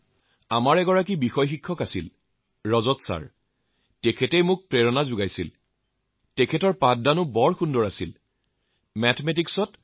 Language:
Assamese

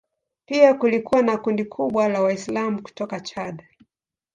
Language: Swahili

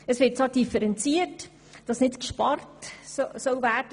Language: Swiss German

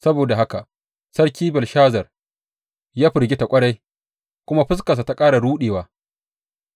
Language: Hausa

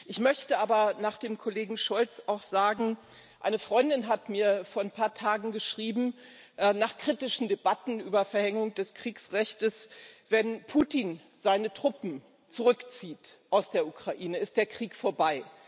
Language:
German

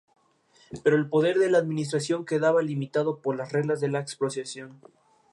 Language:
Spanish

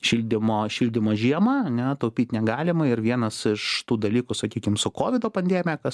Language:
Lithuanian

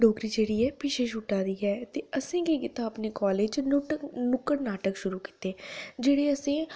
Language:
Dogri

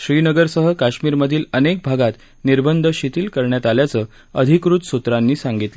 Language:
Marathi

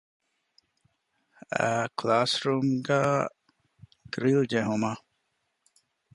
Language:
Divehi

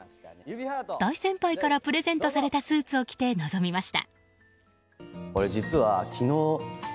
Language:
Japanese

